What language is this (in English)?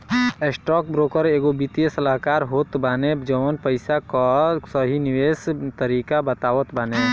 Bhojpuri